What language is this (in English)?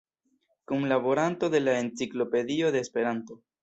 Esperanto